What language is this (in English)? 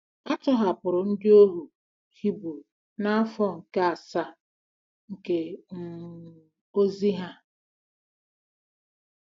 Igbo